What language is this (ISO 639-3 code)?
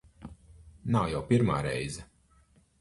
lav